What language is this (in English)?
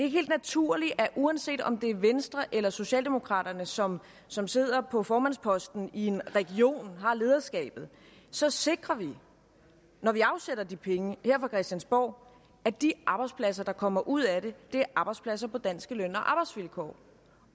Danish